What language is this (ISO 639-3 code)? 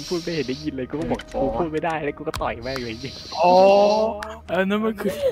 tha